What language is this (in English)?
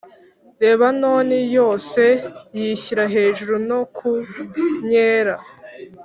Kinyarwanda